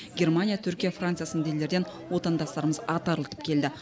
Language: Kazakh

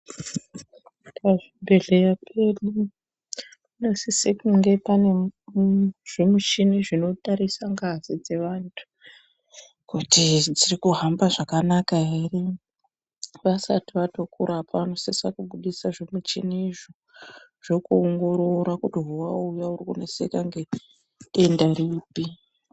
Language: Ndau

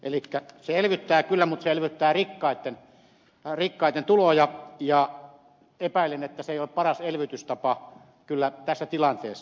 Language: Finnish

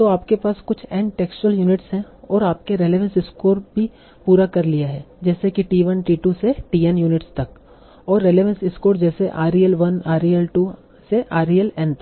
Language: Hindi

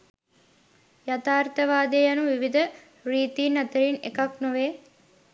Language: Sinhala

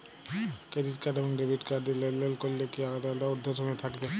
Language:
Bangla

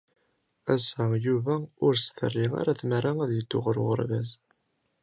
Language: Kabyle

